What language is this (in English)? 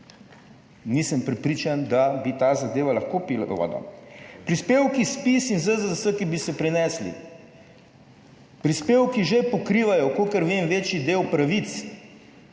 Slovenian